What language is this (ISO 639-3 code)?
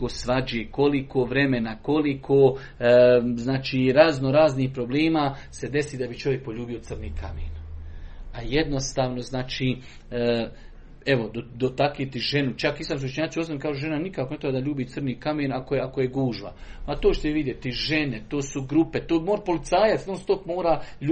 hrv